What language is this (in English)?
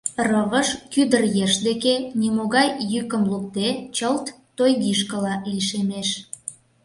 Mari